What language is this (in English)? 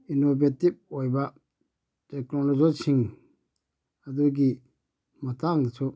Manipuri